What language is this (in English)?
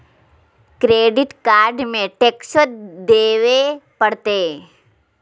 Magahi